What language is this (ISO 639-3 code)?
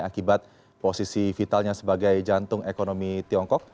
ind